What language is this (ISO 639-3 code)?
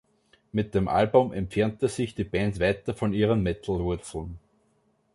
deu